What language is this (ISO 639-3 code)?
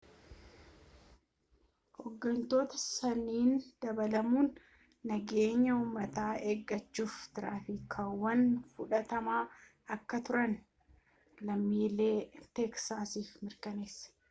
orm